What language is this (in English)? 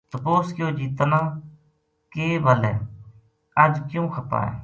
Gujari